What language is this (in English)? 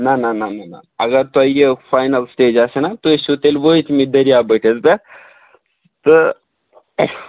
Kashmiri